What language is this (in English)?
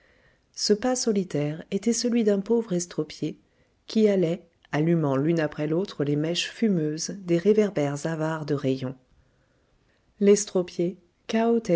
French